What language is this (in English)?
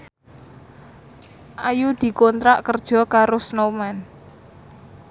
Javanese